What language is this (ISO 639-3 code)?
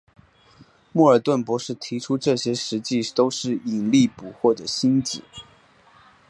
zho